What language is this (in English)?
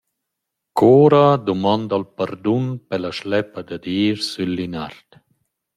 Romansh